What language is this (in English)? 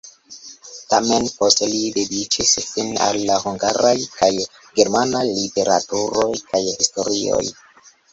Esperanto